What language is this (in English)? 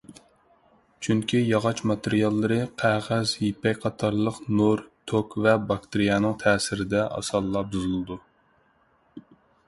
Uyghur